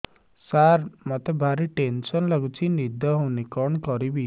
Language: Odia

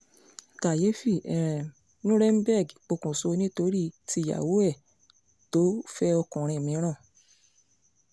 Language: Yoruba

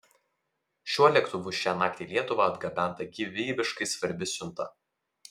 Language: Lithuanian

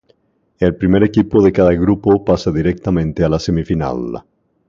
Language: Spanish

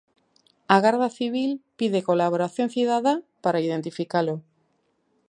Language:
Galician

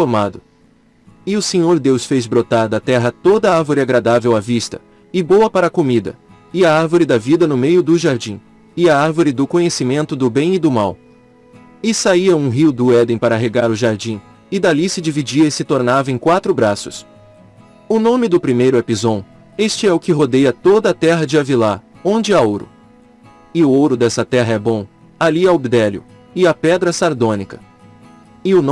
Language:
Portuguese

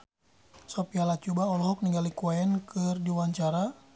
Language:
Sundanese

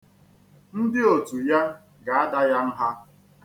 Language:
Igbo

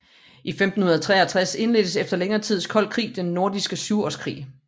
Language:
Danish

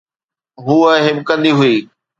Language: Sindhi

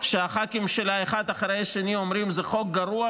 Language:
Hebrew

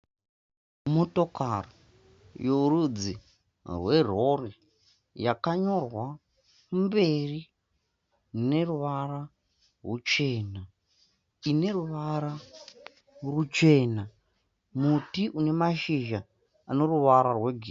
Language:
Shona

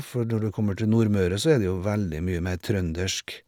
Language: Norwegian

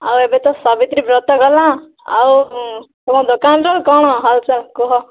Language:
Odia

